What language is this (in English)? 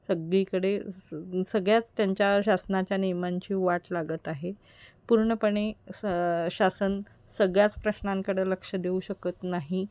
Marathi